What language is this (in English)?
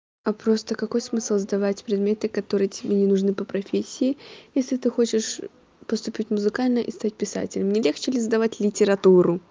Russian